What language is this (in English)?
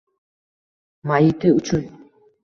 Uzbek